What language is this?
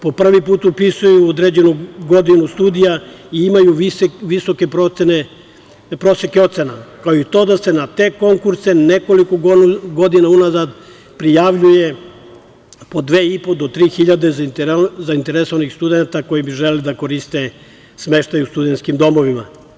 Serbian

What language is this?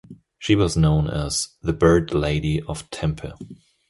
English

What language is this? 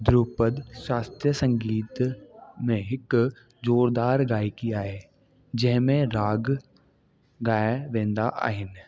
Sindhi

